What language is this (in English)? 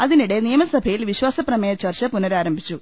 Malayalam